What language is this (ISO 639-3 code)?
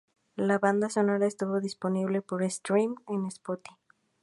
spa